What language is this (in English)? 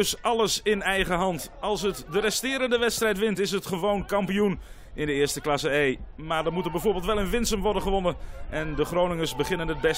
Dutch